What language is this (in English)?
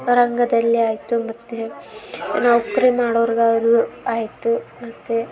Kannada